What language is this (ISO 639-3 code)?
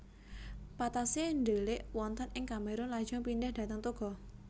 jav